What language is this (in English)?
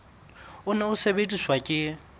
Southern Sotho